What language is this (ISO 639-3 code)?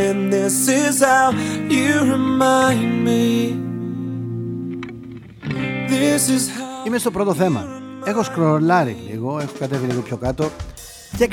ell